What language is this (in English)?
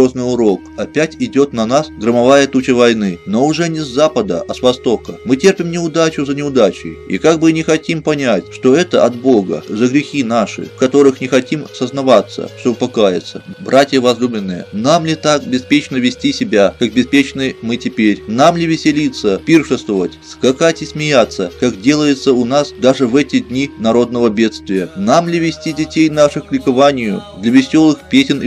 Russian